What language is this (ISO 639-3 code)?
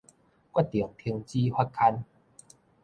nan